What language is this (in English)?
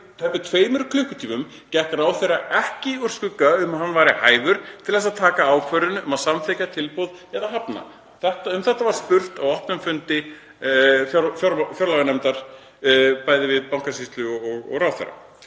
Icelandic